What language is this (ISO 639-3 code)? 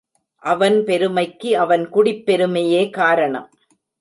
tam